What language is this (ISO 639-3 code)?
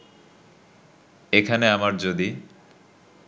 ben